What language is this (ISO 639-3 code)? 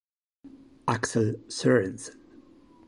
ita